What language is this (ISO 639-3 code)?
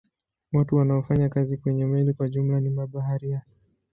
swa